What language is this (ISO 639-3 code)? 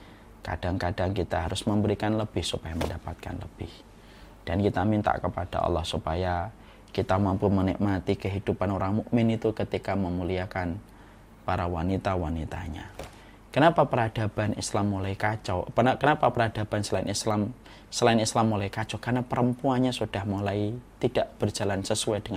ind